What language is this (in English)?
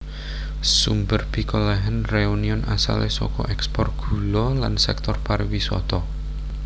Javanese